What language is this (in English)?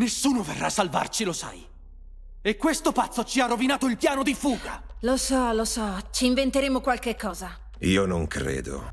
Italian